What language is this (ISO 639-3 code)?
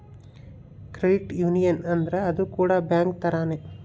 kan